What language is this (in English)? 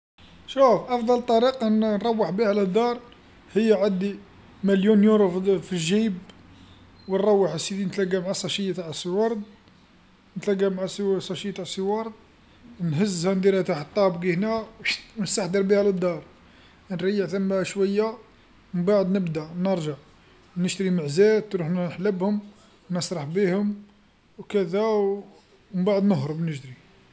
Algerian Arabic